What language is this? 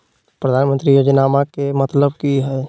Magahi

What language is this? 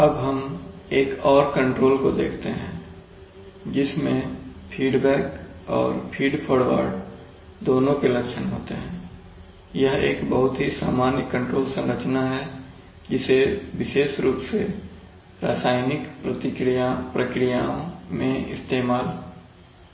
Hindi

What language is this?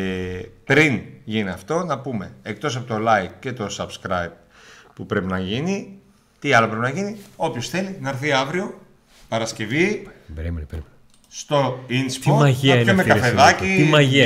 Greek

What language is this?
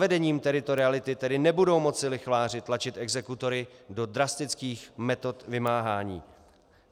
Czech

